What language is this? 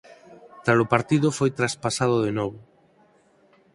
Galician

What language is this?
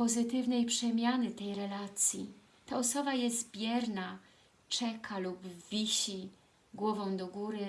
Polish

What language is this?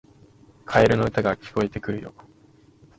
Japanese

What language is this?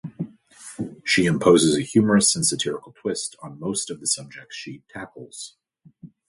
English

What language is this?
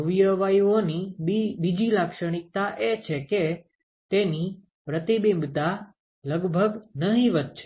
Gujarati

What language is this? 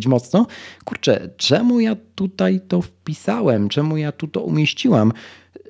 Polish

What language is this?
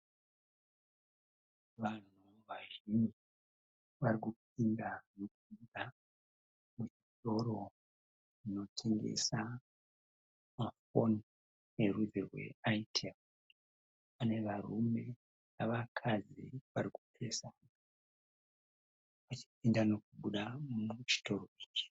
Shona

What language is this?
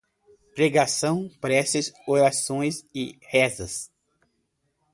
Portuguese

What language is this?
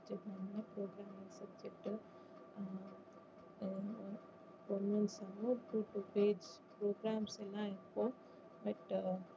Tamil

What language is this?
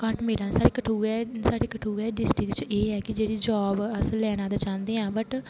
Dogri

